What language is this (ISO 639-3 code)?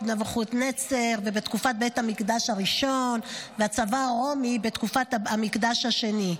heb